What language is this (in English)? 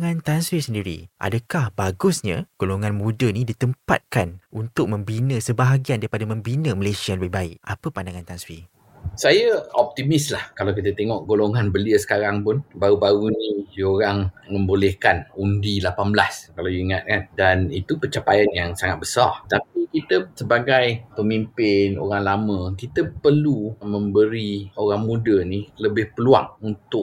Malay